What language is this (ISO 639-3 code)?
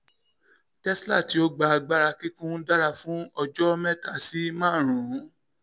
yor